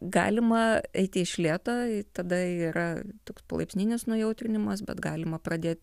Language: Lithuanian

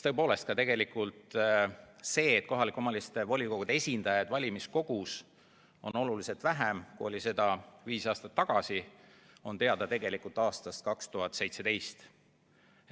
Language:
Estonian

